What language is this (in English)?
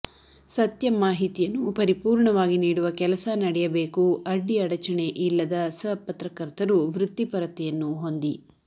Kannada